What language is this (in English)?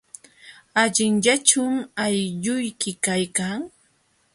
Jauja Wanca Quechua